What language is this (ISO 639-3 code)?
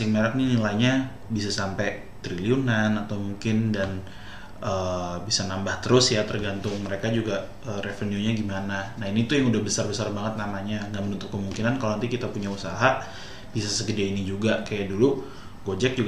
ind